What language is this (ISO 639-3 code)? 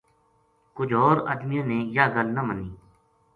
gju